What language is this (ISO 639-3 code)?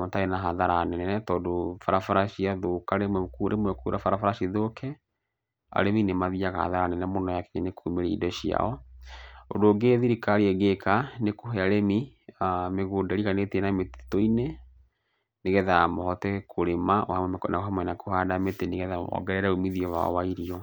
kik